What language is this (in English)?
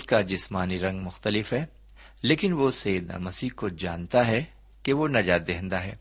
Urdu